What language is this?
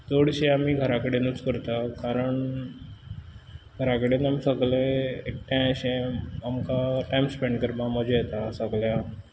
Konkani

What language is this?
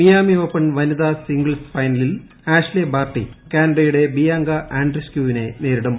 Malayalam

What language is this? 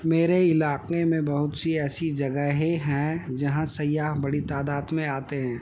Urdu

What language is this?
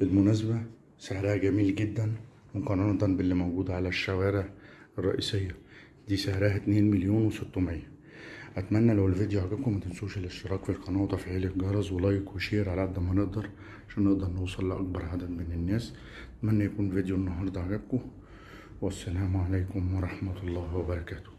Arabic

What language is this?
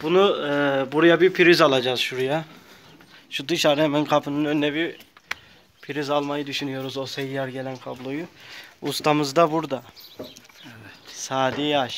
Turkish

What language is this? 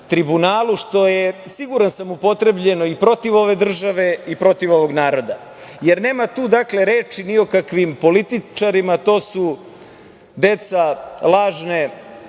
Serbian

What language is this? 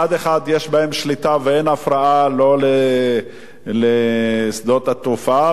Hebrew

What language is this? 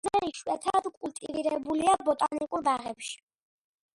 Georgian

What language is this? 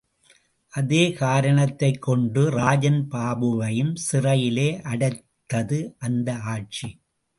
Tamil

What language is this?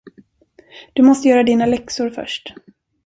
Swedish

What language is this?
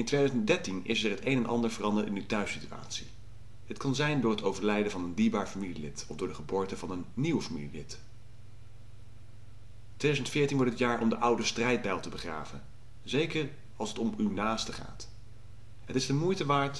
Dutch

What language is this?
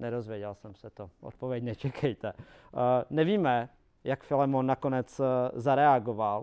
Czech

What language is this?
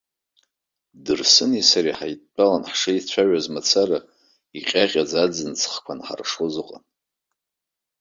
Abkhazian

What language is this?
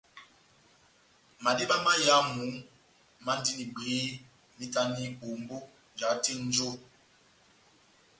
Batanga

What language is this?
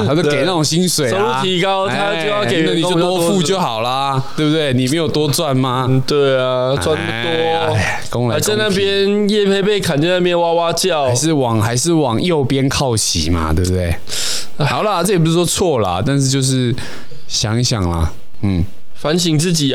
Chinese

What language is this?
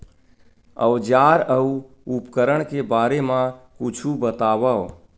Chhattisgarhi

